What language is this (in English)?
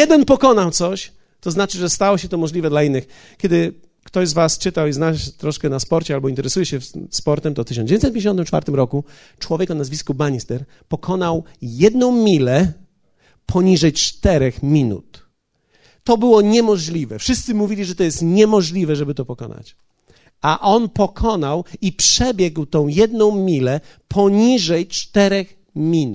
Polish